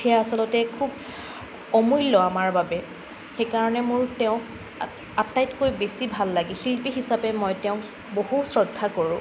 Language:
Assamese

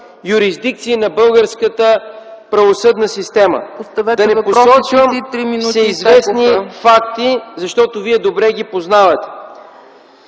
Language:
Bulgarian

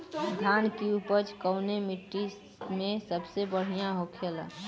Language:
Bhojpuri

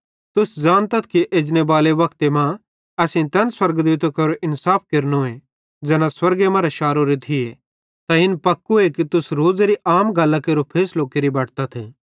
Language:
Bhadrawahi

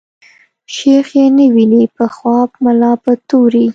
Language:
Pashto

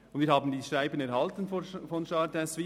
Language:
Swiss German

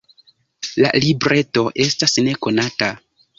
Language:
Esperanto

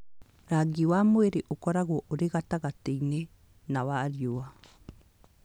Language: Kikuyu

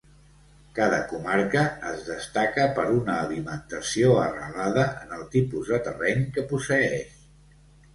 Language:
Catalan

